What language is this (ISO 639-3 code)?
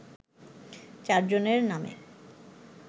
ben